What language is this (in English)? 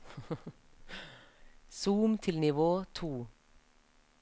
Norwegian